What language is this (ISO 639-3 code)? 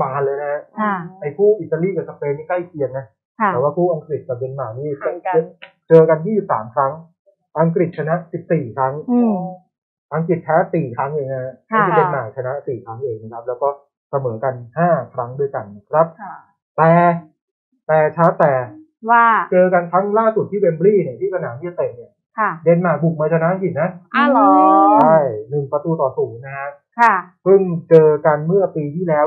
tha